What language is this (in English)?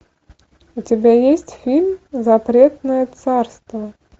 Russian